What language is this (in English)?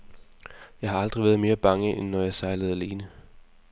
Danish